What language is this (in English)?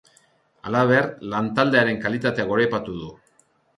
Basque